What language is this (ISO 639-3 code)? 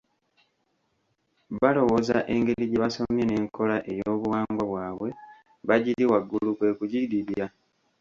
lug